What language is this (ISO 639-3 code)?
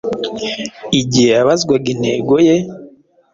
kin